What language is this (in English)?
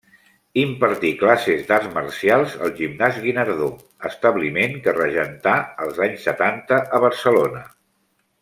Catalan